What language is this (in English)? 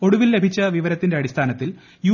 Malayalam